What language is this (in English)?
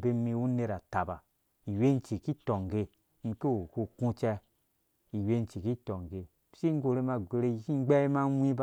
Dũya